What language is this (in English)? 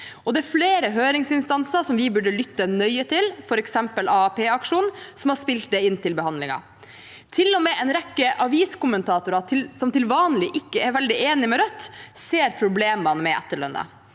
Norwegian